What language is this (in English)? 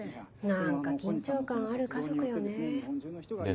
Japanese